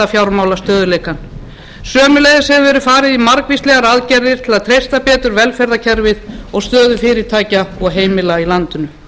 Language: Icelandic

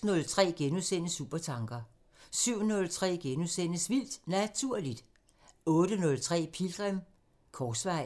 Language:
Danish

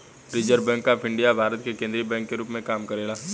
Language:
Bhojpuri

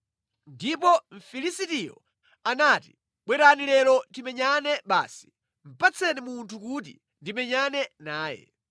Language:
Nyanja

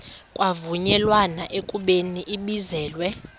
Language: Xhosa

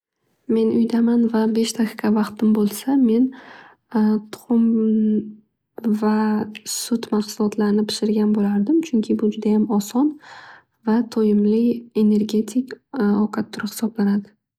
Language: Uzbek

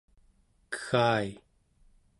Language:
Central Yupik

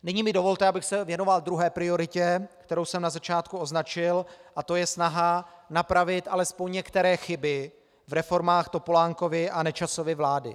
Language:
Czech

